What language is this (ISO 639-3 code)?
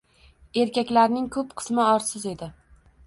uzb